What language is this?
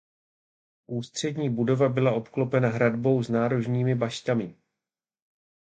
Czech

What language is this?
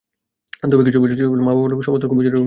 Bangla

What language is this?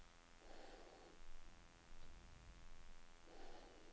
Norwegian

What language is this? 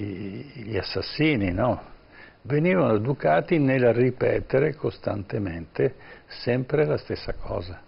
Italian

